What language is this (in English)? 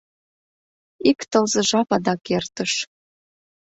Mari